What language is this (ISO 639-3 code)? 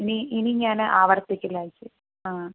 mal